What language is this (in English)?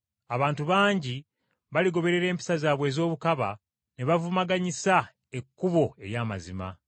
Ganda